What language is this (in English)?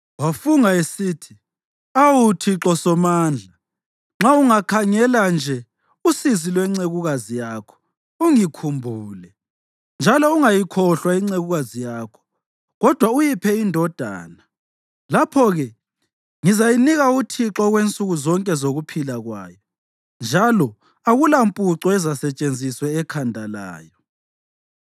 North Ndebele